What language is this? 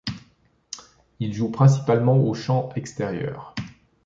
French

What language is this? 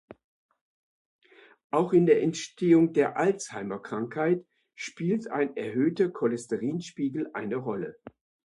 German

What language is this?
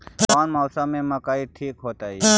Magahi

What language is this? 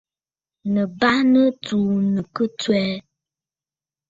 Bafut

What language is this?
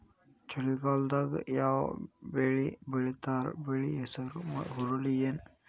Kannada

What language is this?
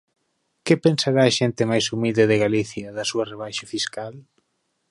Galician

